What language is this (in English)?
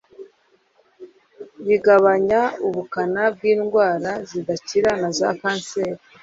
Kinyarwanda